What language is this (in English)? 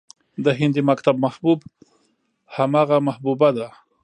Pashto